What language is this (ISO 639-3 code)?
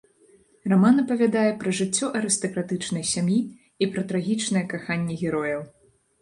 bel